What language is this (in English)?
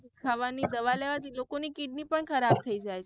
Gujarati